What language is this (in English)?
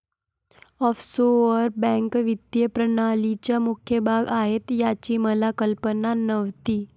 Marathi